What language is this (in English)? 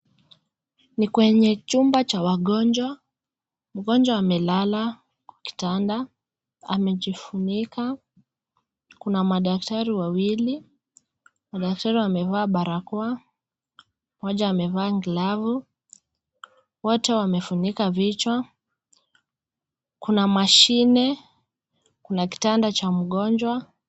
Swahili